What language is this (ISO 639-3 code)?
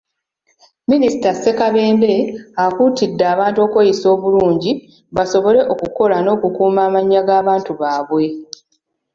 lug